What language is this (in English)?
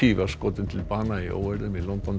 Icelandic